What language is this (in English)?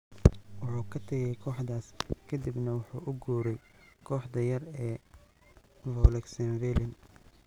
Somali